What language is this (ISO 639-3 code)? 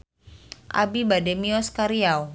sun